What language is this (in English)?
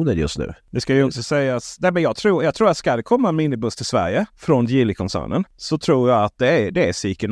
Swedish